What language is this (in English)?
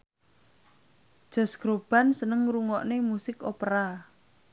Javanese